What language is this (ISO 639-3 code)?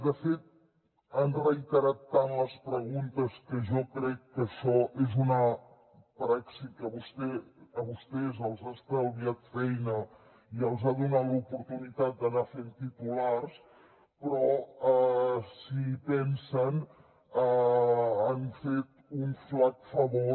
cat